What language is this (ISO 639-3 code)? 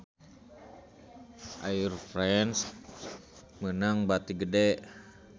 sun